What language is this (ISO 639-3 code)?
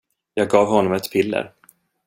swe